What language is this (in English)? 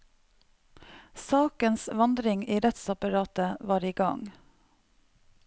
Norwegian